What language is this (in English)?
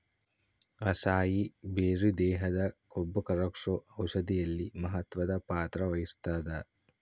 Kannada